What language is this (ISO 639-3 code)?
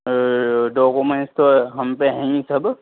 urd